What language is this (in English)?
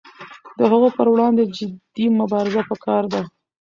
Pashto